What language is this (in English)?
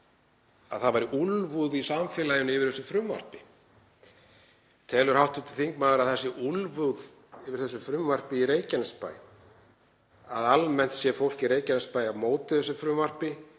Icelandic